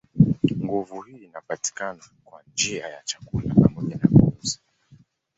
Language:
Swahili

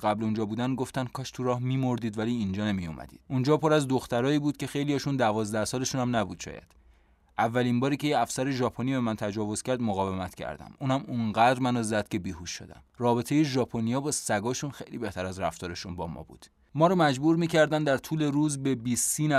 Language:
Persian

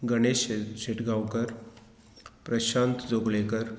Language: Konkani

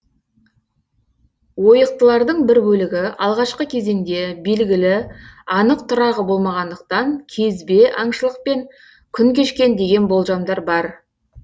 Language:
Kazakh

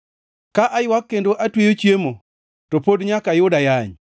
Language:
Luo (Kenya and Tanzania)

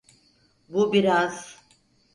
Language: Turkish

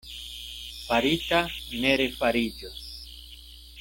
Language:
Esperanto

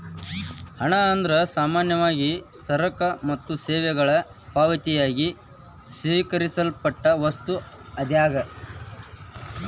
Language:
Kannada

